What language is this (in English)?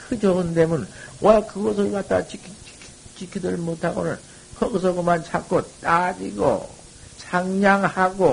Korean